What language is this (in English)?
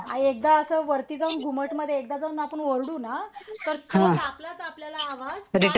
Marathi